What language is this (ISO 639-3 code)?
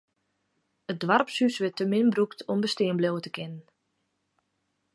fry